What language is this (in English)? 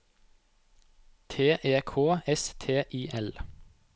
Norwegian